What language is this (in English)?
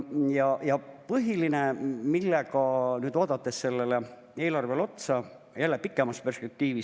Estonian